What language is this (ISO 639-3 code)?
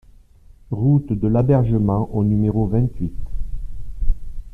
fra